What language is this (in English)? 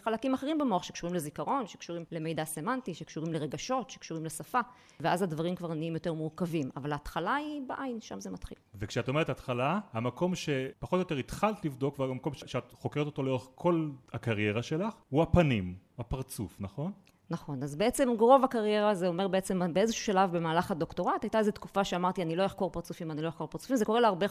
Hebrew